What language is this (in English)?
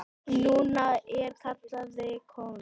Icelandic